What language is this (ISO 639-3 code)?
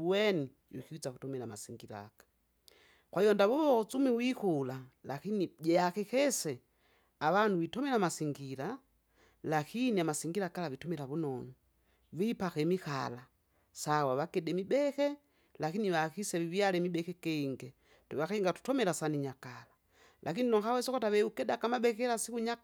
zga